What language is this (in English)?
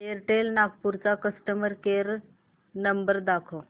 Marathi